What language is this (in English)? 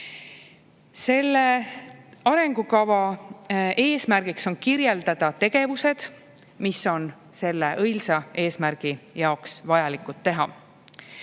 Estonian